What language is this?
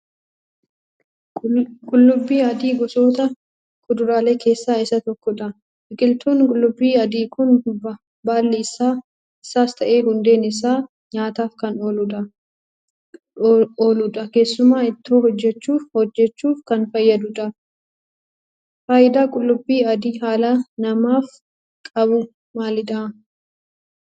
Oromo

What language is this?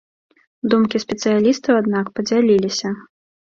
Belarusian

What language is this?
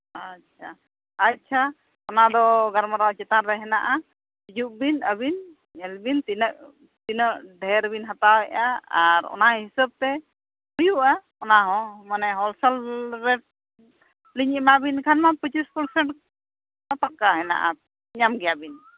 Santali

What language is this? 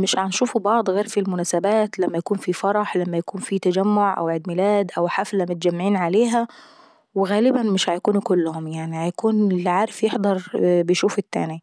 Saidi Arabic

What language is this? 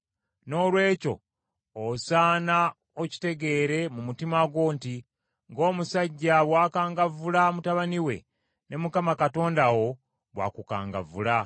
Ganda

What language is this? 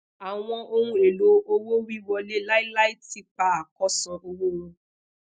Yoruba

